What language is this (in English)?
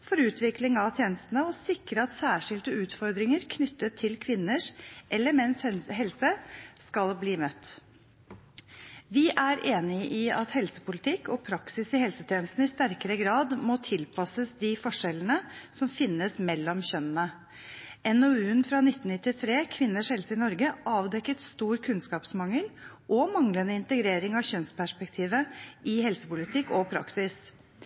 Norwegian Bokmål